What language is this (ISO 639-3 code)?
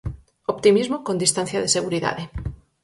glg